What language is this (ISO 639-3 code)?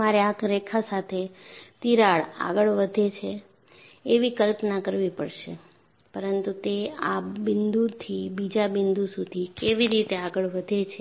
guj